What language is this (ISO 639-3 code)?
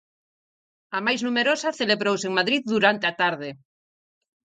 glg